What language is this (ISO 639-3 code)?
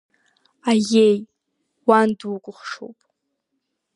abk